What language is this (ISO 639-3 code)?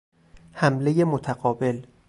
fas